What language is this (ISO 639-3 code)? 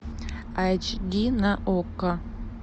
rus